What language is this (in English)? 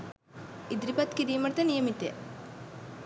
Sinhala